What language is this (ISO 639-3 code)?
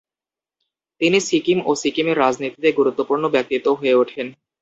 ben